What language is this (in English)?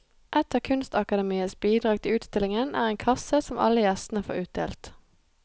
Norwegian